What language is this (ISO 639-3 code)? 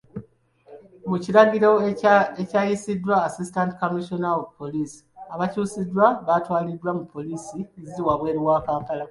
lug